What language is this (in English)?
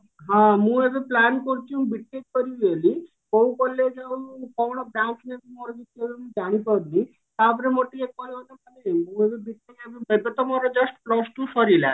Odia